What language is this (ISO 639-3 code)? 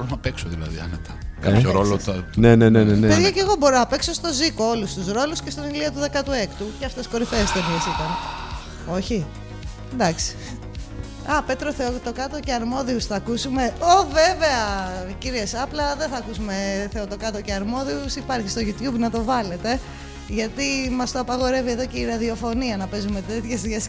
ell